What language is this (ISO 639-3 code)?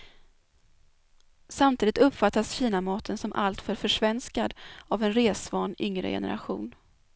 swe